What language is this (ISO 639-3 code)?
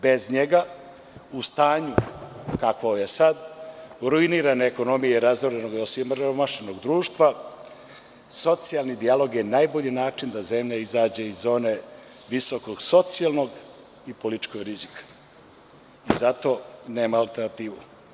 srp